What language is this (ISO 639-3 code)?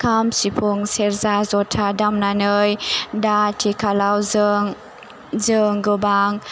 brx